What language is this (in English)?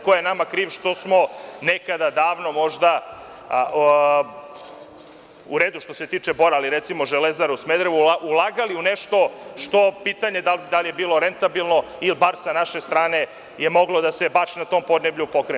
Serbian